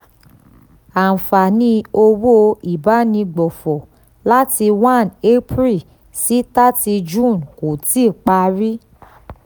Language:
Yoruba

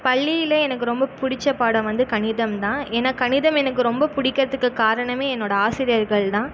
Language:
Tamil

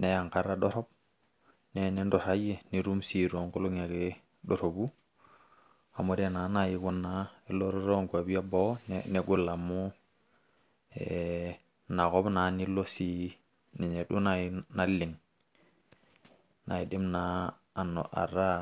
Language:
Masai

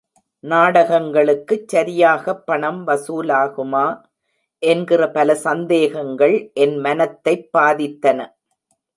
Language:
Tamil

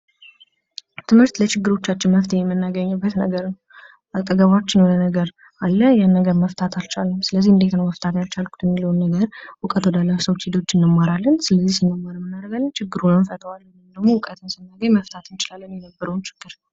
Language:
Amharic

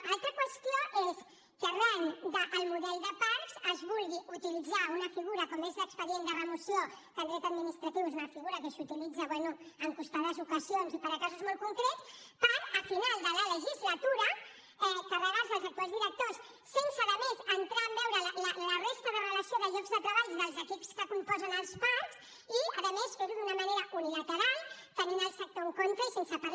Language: Catalan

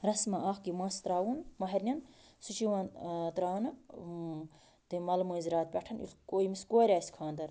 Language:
Kashmiri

